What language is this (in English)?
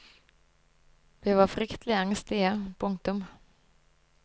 Norwegian